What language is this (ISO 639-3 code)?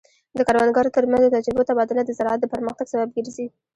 pus